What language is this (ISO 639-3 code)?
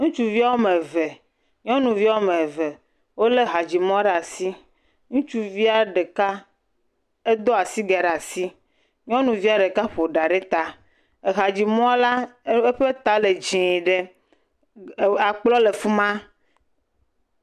ewe